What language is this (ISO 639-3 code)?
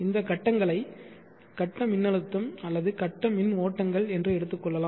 tam